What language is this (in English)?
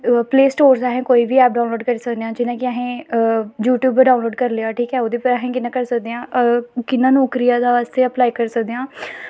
Dogri